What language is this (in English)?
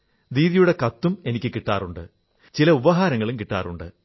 Malayalam